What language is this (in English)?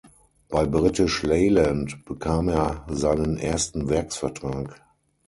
German